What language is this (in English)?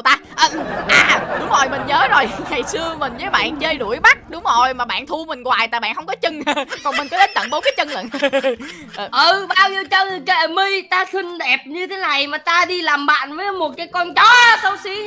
Vietnamese